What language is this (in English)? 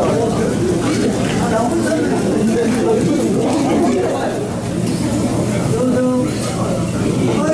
Korean